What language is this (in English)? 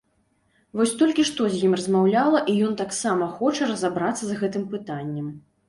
Belarusian